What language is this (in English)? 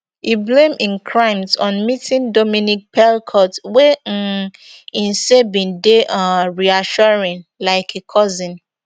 Nigerian Pidgin